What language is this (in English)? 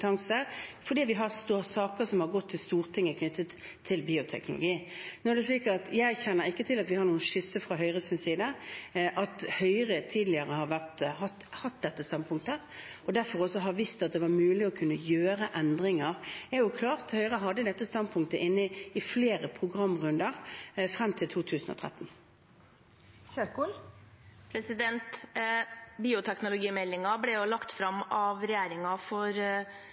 Norwegian